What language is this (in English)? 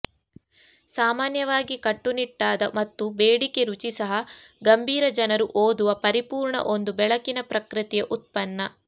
Kannada